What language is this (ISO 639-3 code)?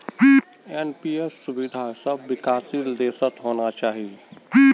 mag